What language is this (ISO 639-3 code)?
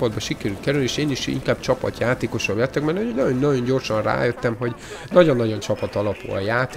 hun